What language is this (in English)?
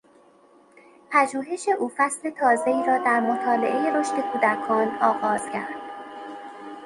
Persian